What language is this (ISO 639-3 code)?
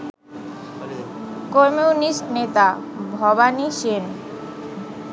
ben